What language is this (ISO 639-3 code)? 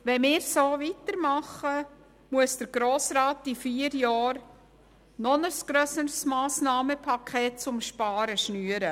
gsw